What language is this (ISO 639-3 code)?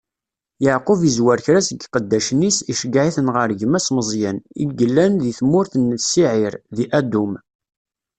kab